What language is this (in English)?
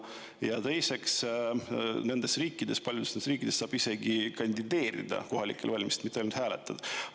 Estonian